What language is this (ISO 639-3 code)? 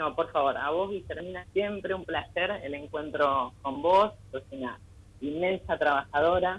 spa